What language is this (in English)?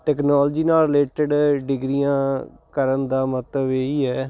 Punjabi